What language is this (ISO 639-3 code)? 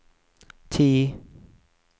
nor